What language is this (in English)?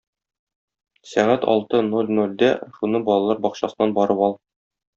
Tatar